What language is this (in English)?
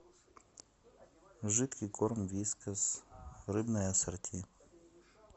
Russian